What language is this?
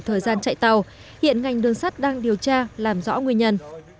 Vietnamese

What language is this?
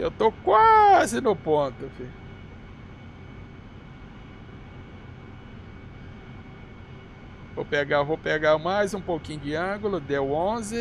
Portuguese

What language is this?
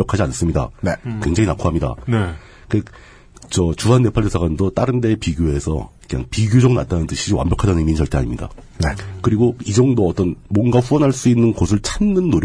Korean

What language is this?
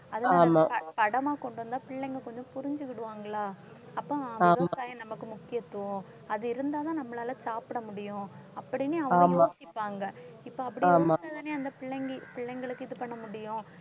Tamil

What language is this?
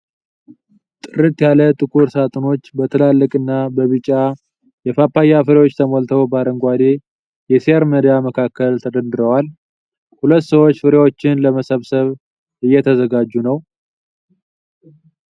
Amharic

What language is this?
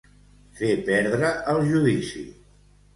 Catalan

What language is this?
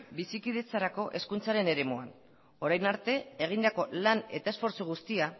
Basque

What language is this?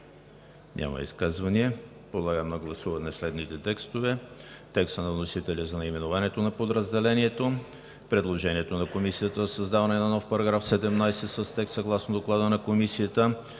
Bulgarian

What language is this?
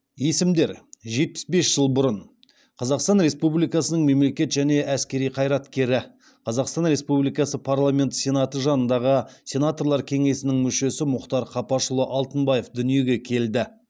Kazakh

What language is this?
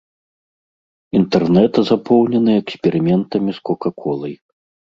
Belarusian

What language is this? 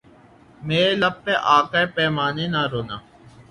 Urdu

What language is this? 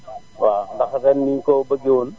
Wolof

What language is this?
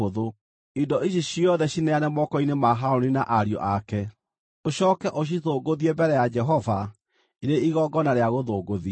Kikuyu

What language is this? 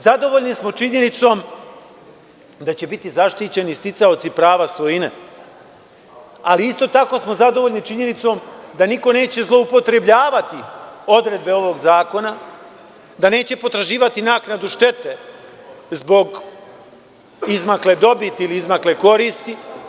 Serbian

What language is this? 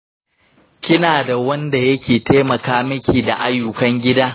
Hausa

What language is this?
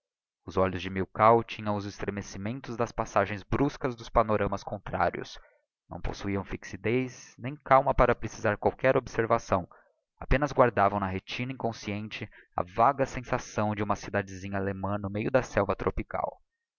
Portuguese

